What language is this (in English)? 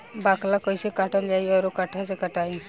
Bhojpuri